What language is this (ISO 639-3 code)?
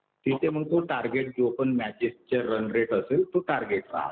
mar